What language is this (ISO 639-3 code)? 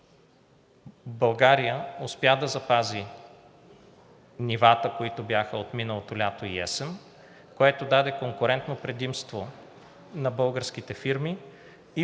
bul